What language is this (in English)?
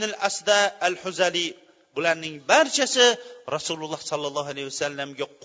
Bulgarian